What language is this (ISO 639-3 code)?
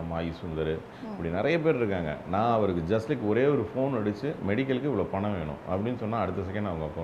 tam